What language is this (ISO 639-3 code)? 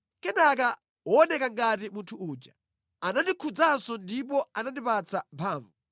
nya